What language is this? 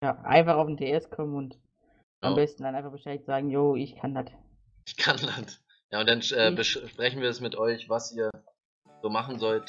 German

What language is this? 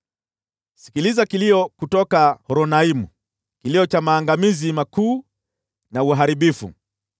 Swahili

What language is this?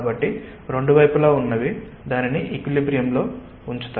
Telugu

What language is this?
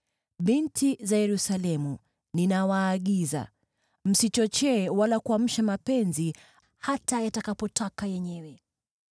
Swahili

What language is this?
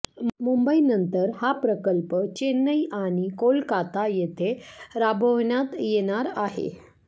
Marathi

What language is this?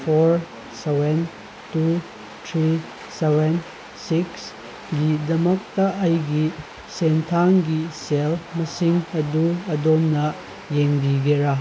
Manipuri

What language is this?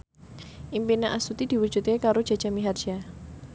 Javanese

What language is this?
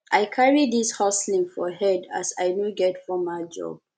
Nigerian Pidgin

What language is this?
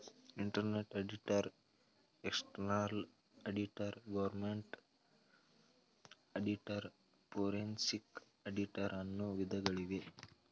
Kannada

